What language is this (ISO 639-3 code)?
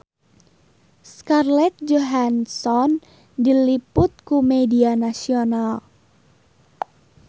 sun